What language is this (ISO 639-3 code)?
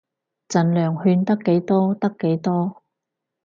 yue